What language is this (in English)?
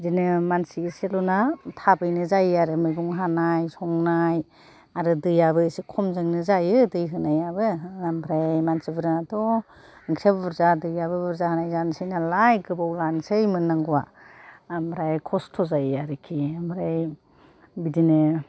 Bodo